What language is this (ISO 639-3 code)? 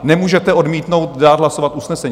ces